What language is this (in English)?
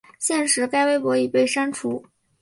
Chinese